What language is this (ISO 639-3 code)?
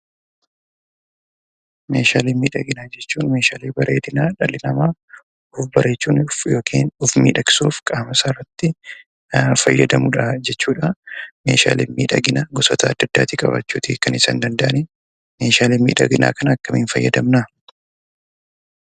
orm